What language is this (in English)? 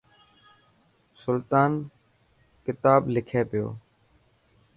Dhatki